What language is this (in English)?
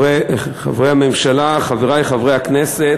Hebrew